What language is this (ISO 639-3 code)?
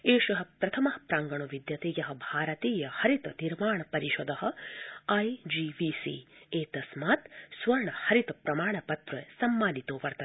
san